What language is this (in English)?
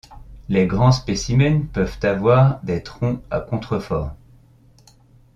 French